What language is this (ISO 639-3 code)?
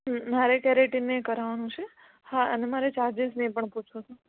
guj